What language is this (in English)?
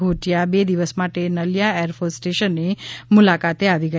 Gujarati